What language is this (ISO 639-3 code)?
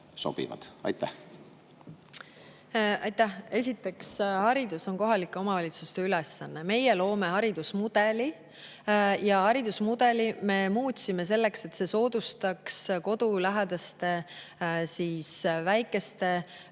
est